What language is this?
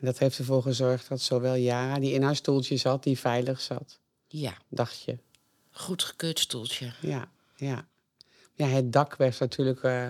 Dutch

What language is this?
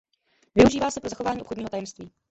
Czech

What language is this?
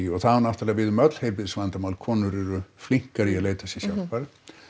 Icelandic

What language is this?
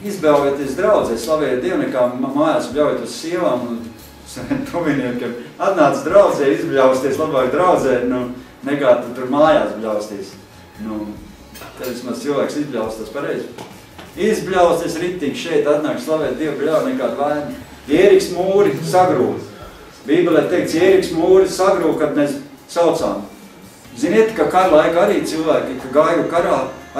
Latvian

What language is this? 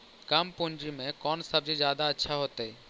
Magahi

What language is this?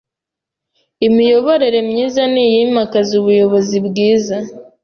Kinyarwanda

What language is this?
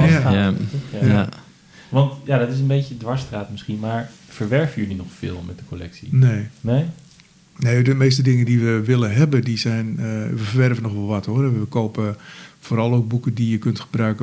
Dutch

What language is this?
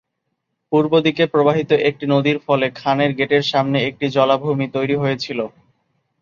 Bangla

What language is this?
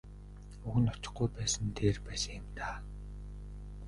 Mongolian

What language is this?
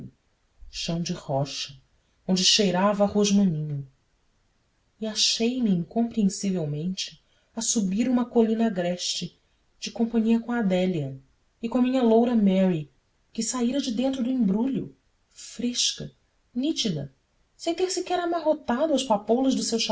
Portuguese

